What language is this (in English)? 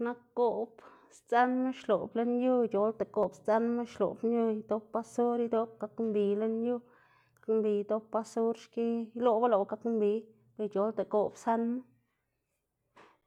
Xanaguía Zapotec